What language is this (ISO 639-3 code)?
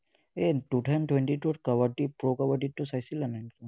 asm